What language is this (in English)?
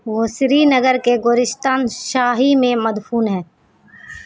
Urdu